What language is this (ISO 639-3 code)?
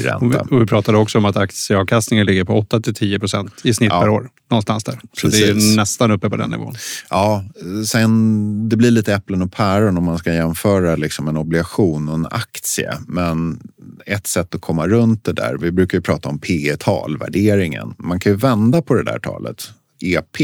swe